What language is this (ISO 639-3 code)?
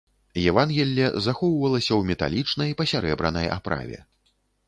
bel